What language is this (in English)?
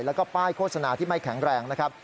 Thai